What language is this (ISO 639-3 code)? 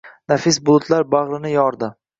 uzb